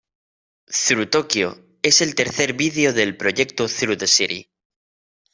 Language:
Spanish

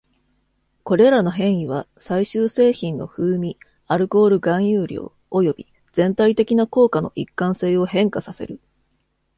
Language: Japanese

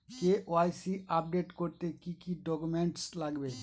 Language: Bangla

